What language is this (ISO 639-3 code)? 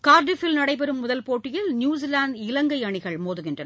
tam